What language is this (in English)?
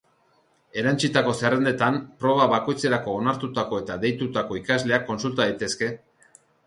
Basque